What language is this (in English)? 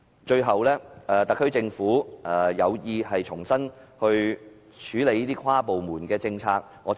Cantonese